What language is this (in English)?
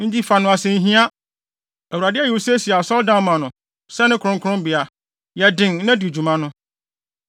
Akan